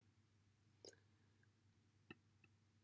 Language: Welsh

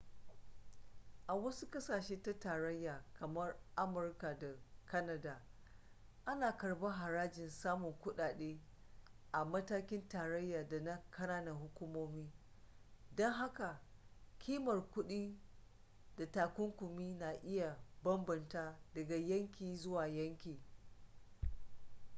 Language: Hausa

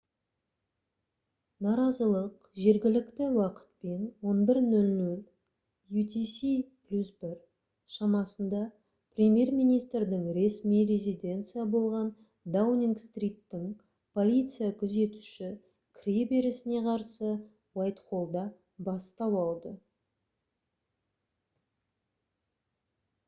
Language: Kazakh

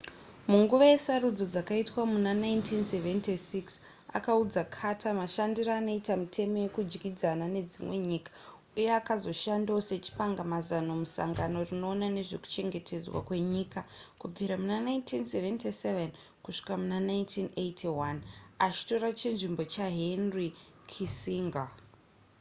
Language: Shona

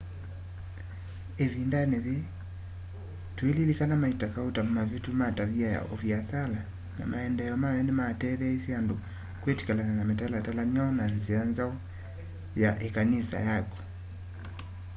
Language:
Kamba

